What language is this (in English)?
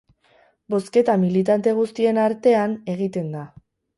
Basque